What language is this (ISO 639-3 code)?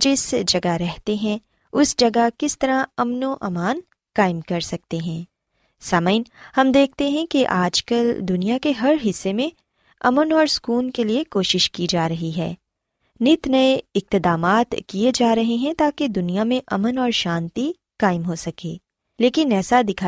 urd